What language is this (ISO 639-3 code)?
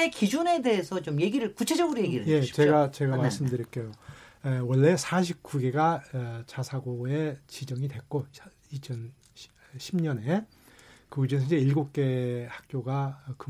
kor